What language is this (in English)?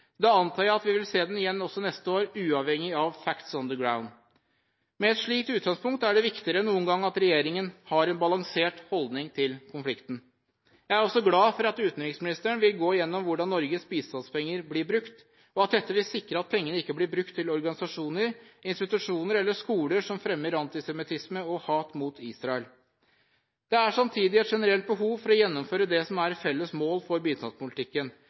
Norwegian Bokmål